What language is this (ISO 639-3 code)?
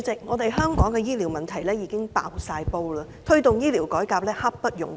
yue